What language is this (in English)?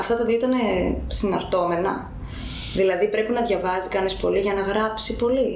Greek